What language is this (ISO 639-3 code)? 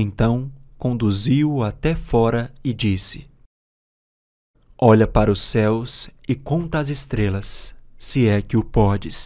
por